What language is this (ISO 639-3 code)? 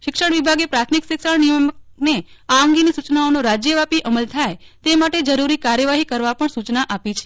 guj